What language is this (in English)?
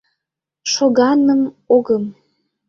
Mari